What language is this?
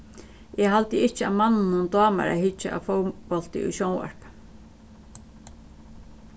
Faroese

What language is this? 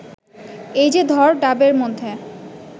Bangla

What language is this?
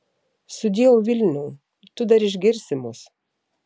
Lithuanian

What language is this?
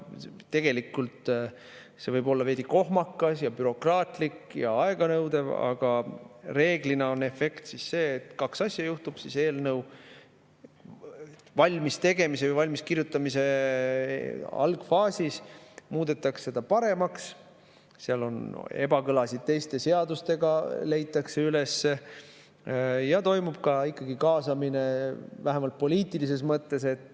Estonian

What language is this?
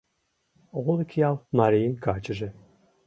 Mari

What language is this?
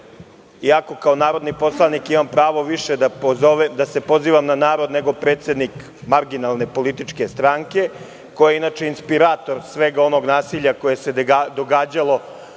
Serbian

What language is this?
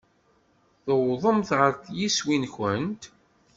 Kabyle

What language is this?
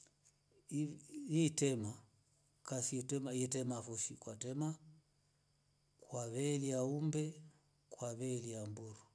Rombo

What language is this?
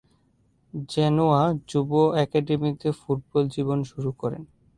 Bangla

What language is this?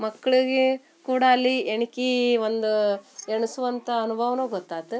Kannada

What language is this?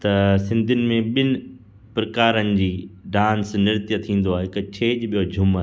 Sindhi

